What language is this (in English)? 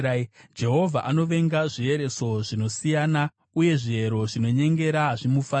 Shona